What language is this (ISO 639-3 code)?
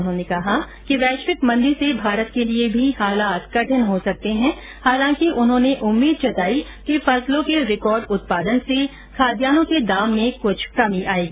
hin